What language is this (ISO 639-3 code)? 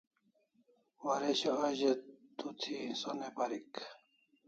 kls